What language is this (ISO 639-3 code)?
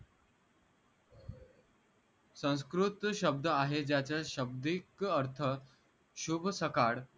mar